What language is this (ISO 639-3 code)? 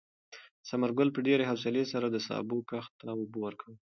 pus